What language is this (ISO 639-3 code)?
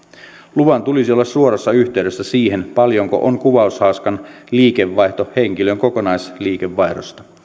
fin